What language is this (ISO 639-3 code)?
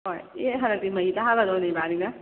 mni